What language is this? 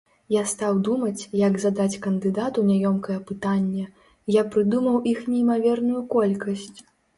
Belarusian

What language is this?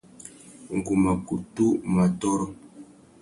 Tuki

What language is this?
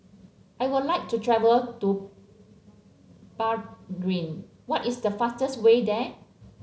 English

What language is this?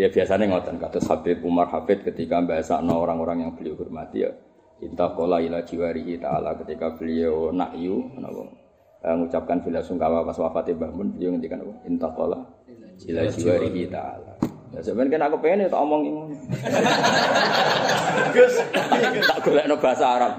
Indonesian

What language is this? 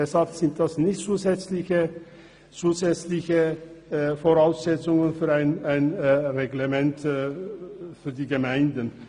Swiss German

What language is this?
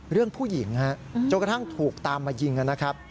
Thai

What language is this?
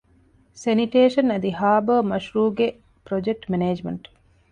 Divehi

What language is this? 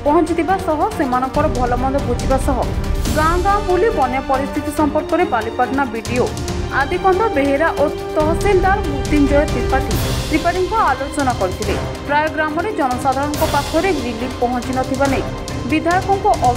Romanian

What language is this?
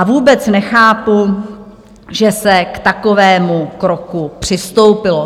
Czech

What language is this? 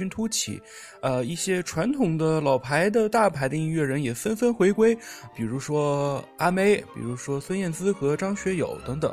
Chinese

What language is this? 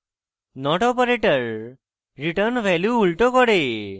Bangla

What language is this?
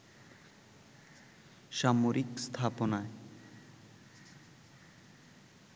Bangla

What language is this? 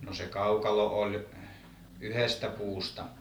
Finnish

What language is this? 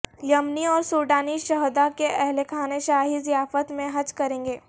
Urdu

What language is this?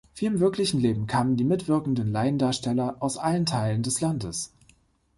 German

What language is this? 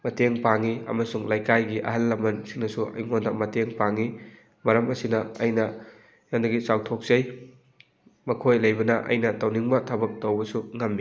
Manipuri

